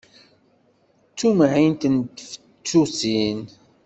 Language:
Kabyle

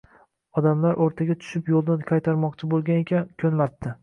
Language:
Uzbek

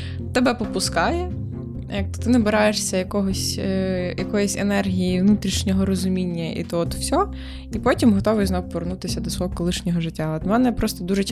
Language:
Ukrainian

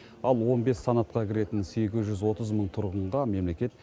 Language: Kazakh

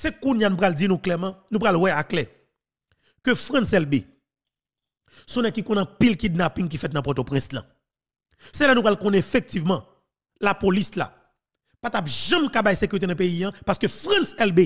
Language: French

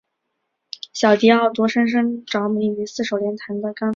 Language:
Chinese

